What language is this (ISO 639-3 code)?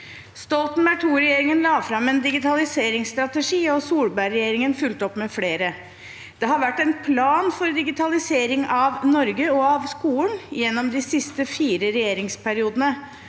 nor